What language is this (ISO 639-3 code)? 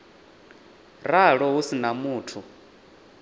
ven